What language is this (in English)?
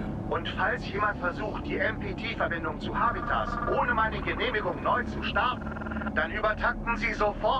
German